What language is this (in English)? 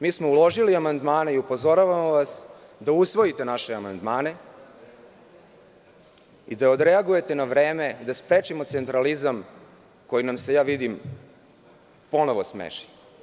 Serbian